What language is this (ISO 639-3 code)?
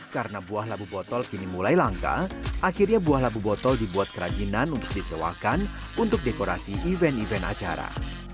ind